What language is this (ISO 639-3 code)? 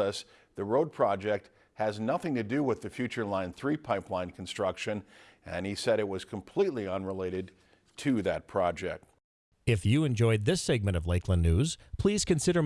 eng